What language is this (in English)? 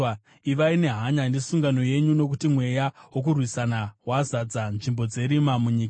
Shona